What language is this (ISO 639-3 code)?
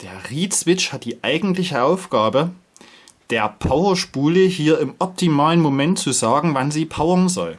deu